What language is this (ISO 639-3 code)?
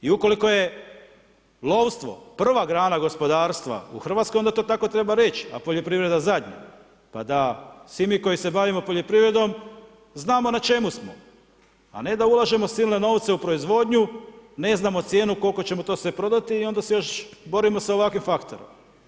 hrv